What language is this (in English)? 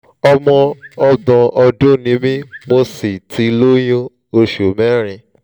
Yoruba